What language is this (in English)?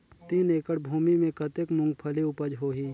Chhattisgarhi